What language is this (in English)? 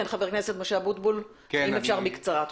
Hebrew